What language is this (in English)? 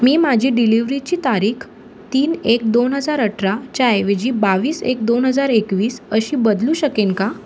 Marathi